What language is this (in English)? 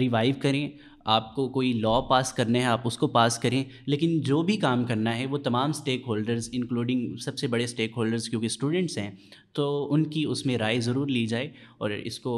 Urdu